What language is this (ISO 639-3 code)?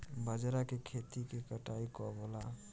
bho